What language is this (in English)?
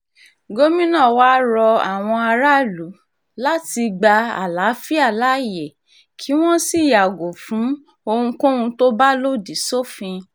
Yoruba